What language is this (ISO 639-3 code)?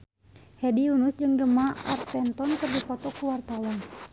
sun